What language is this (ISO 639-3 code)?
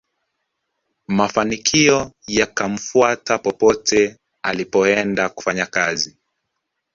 swa